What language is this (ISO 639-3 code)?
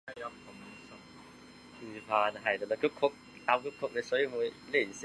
zho